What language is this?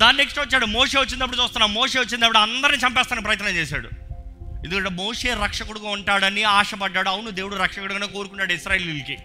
Telugu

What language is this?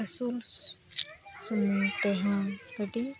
Santali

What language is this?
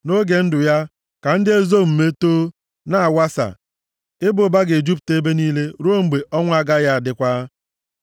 Igbo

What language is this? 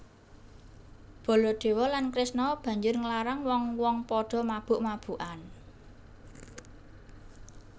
Javanese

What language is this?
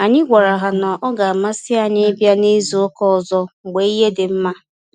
Igbo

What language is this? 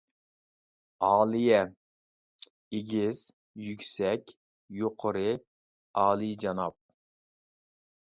Uyghur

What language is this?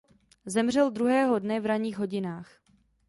Czech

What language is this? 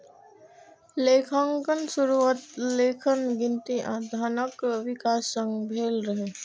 Maithili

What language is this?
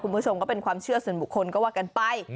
Thai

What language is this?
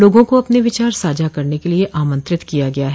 Hindi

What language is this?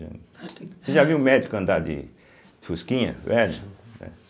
Portuguese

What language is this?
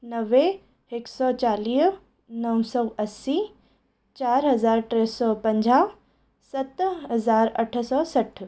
Sindhi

